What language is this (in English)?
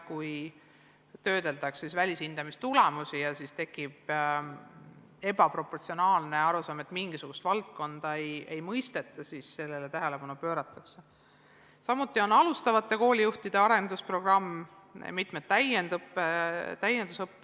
Estonian